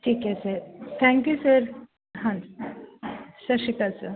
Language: Punjabi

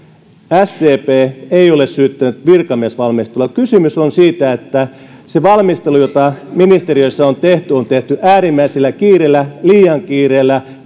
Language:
Finnish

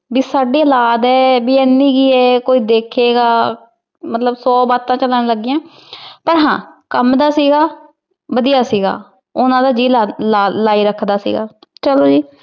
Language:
Punjabi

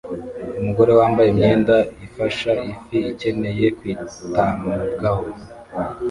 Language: Kinyarwanda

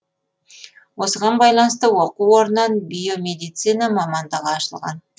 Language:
Kazakh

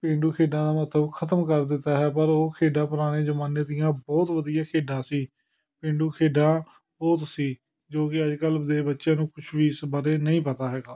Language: Punjabi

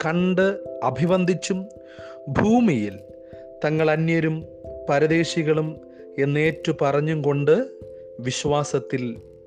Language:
Malayalam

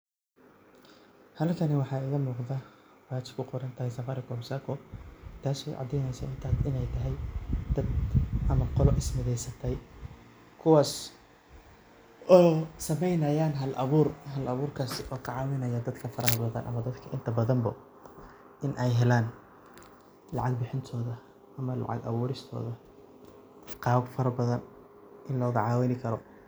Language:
Somali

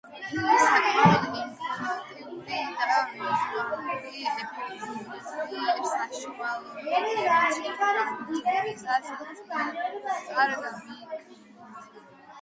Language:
Georgian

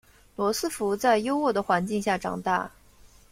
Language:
Chinese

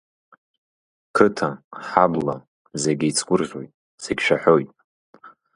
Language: Abkhazian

